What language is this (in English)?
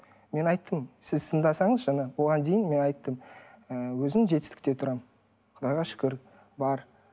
Kazakh